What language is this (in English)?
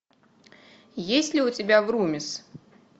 Russian